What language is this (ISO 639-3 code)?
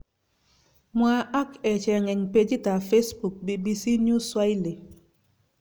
kln